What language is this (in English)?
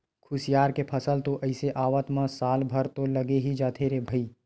Chhattisgarhi